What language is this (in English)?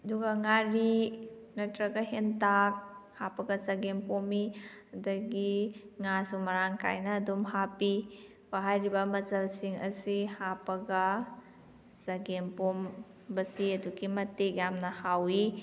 Manipuri